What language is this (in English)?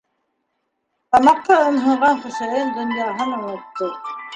Bashkir